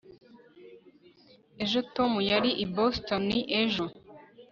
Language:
Kinyarwanda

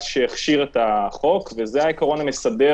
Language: Hebrew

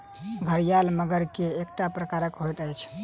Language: Maithili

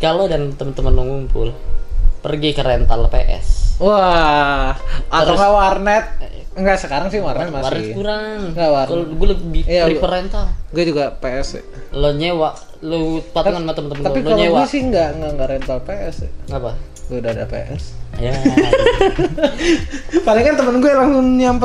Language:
Indonesian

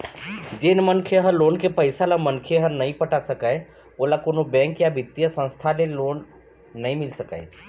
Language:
Chhattisgarhi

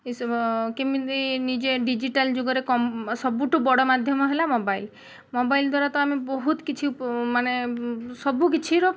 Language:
Odia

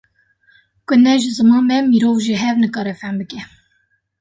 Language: Kurdish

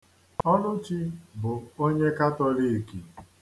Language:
Igbo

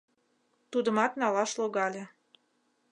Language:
Mari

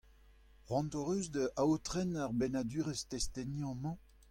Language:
Breton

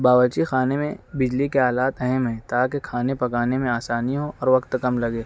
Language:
Urdu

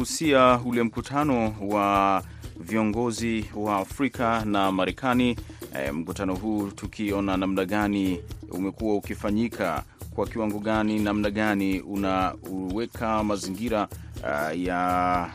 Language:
Swahili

